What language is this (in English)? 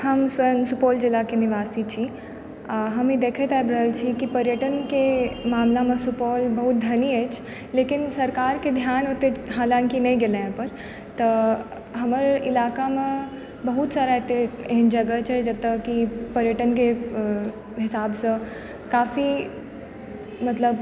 Maithili